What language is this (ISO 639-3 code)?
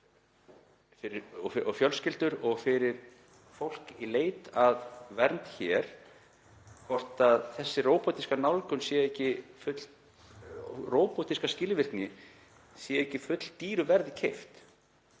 isl